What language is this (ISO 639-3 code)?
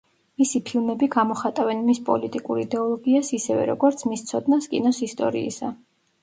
kat